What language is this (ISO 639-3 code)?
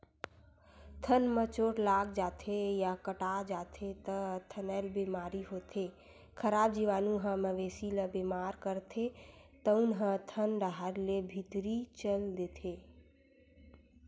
hne